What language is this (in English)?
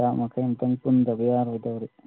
Manipuri